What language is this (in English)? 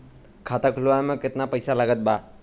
Bhojpuri